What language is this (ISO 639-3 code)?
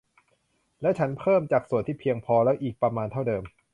tha